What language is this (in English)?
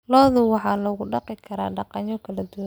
Somali